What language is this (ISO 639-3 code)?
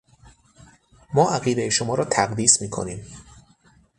fas